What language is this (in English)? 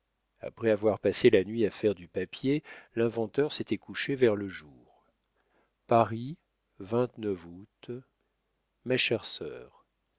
French